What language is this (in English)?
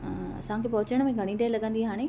Sindhi